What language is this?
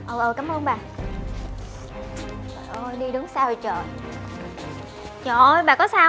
Vietnamese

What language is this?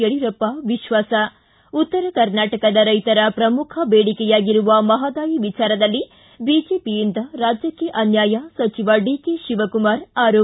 Kannada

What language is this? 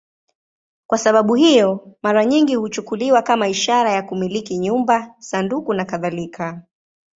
Swahili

